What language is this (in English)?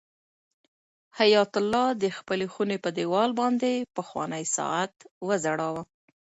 Pashto